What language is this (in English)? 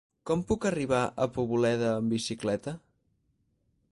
Catalan